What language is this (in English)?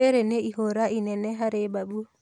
Kikuyu